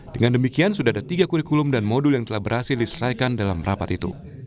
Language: Indonesian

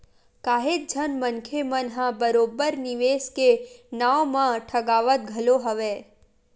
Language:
Chhattisgarhi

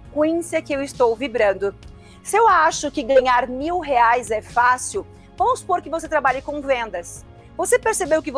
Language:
Portuguese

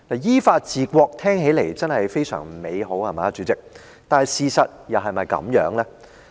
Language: Cantonese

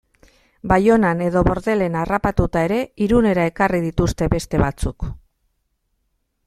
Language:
Basque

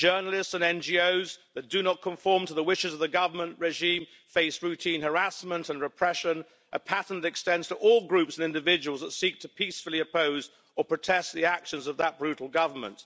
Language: English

